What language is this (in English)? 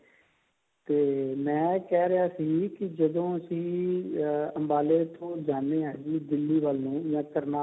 Punjabi